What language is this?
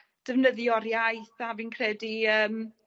Welsh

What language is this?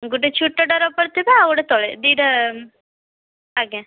Odia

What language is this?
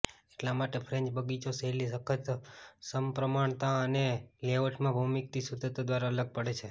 Gujarati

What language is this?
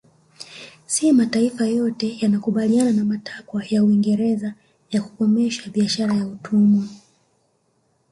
Swahili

